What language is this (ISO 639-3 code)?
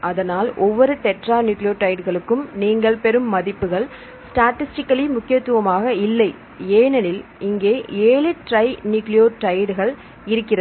tam